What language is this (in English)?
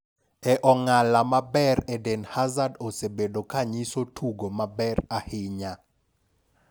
Luo (Kenya and Tanzania)